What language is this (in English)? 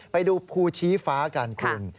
Thai